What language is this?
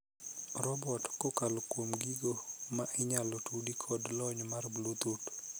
Luo (Kenya and Tanzania)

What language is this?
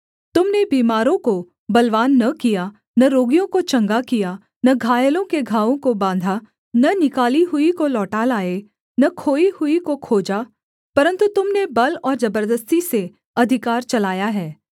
Hindi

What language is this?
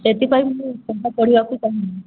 Odia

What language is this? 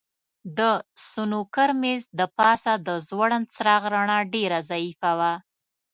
Pashto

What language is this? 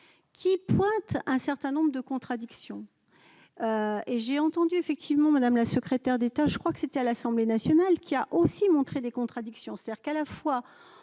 French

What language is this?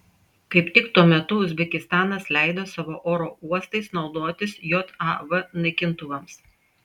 Lithuanian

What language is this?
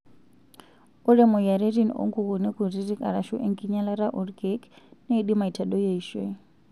Masai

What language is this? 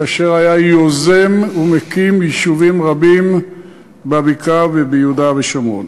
Hebrew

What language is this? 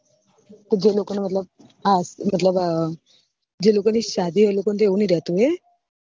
Gujarati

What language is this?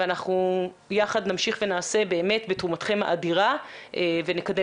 Hebrew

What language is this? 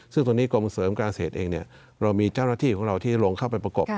Thai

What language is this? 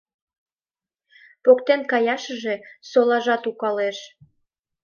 Mari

